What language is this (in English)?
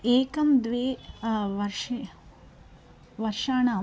Sanskrit